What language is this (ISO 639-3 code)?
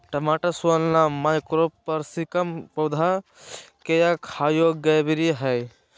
mag